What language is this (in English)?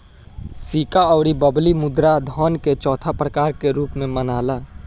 Bhojpuri